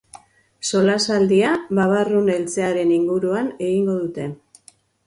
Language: Basque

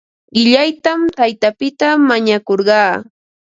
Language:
Ambo-Pasco Quechua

